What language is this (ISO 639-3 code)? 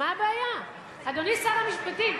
heb